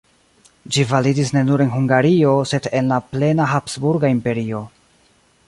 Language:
Esperanto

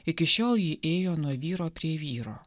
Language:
Lithuanian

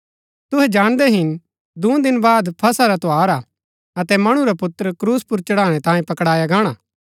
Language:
Gaddi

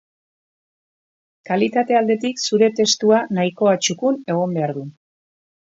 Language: Basque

